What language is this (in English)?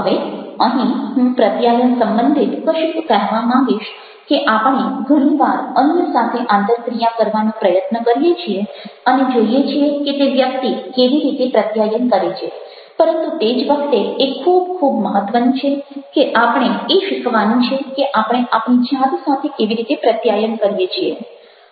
Gujarati